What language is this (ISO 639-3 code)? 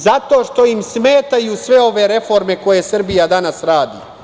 srp